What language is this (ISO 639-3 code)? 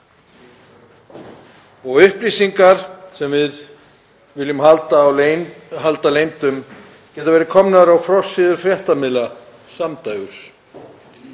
isl